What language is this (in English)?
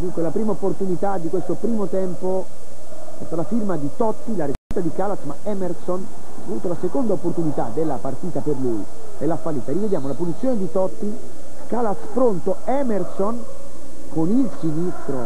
Italian